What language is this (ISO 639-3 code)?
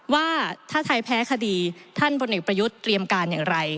tha